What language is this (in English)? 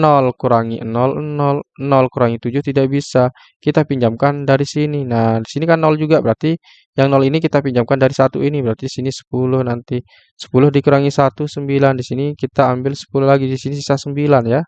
Indonesian